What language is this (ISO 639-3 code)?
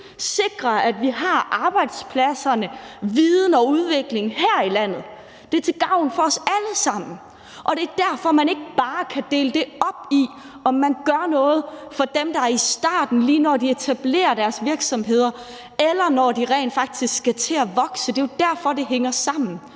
dan